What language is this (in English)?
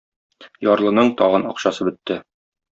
Tatar